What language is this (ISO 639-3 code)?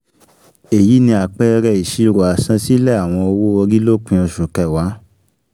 yor